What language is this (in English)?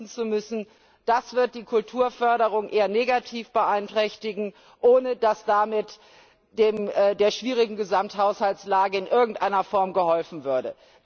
German